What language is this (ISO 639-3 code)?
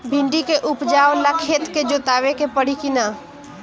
bho